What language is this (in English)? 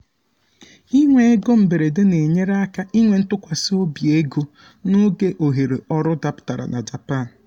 Igbo